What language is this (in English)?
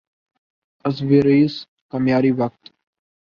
Urdu